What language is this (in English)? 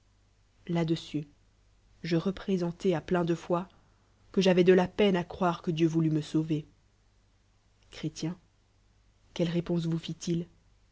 French